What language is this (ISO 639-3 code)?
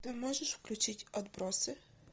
rus